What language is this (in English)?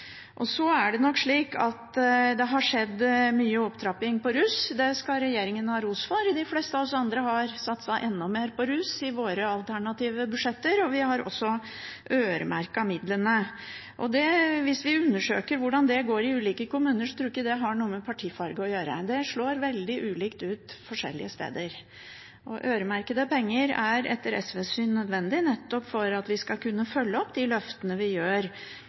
Norwegian Bokmål